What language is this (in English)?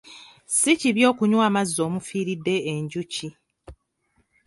Ganda